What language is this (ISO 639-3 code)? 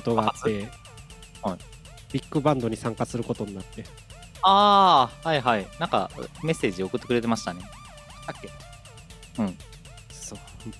jpn